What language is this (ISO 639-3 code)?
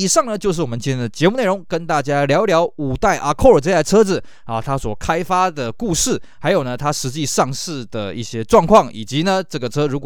zho